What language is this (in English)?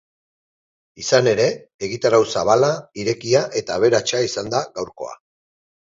Basque